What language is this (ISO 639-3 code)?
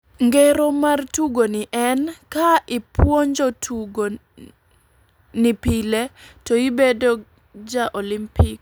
luo